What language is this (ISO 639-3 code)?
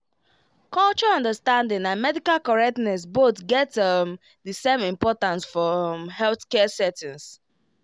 pcm